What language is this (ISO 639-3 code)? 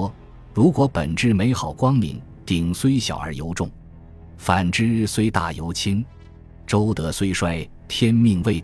zho